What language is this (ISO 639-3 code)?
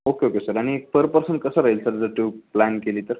mar